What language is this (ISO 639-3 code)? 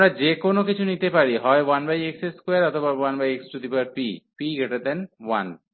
ben